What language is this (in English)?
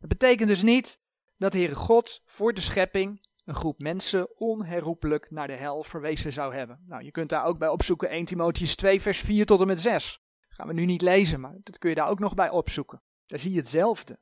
Dutch